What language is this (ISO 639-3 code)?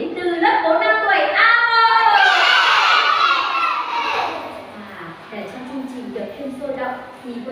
vie